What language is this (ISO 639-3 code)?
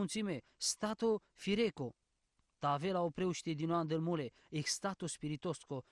ron